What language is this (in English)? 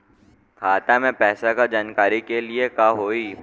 Bhojpuri